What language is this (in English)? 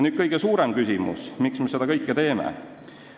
Estonian